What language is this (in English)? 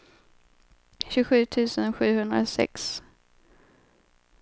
Swedish